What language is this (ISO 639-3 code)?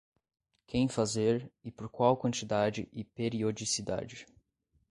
por